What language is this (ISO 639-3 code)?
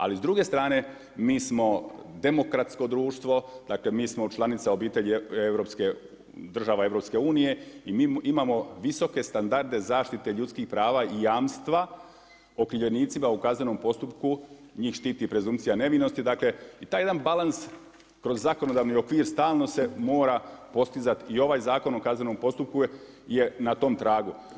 hrv